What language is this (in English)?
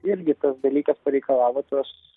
Lithuanian